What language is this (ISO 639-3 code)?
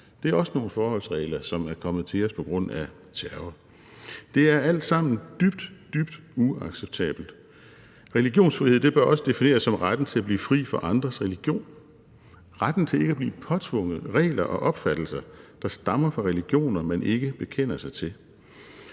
dan